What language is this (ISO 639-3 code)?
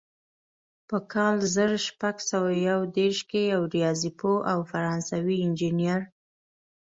pus